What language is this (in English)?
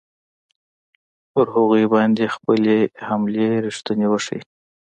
Pashto